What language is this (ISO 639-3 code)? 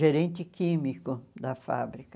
por